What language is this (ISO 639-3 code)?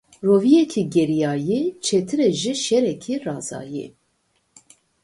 kur